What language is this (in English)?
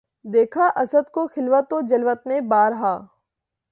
Urdu